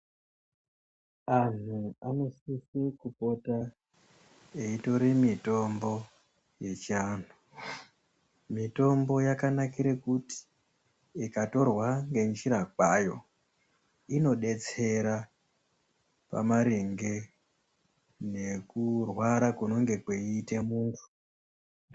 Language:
Ndau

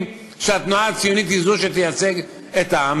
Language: Hebrew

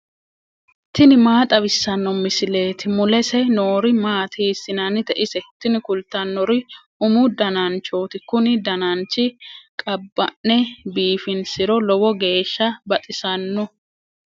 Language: Sidamo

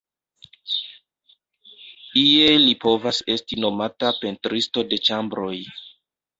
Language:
Esperanto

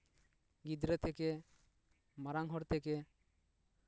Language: Santali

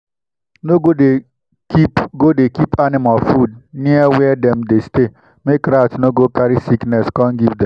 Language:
Nigerian Pidgin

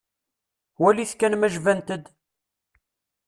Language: Kabyle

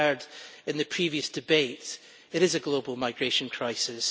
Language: English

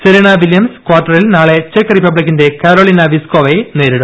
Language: Malayalam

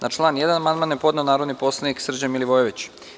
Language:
Serbian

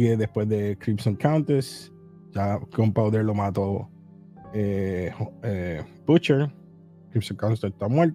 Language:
Spanish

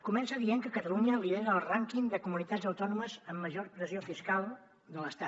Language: Catalan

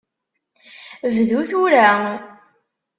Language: Kabyle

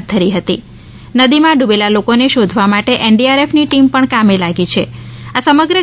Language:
Gujarati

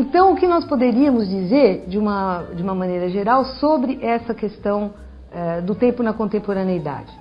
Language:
Portuguese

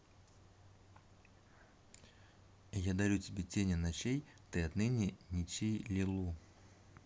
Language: Russian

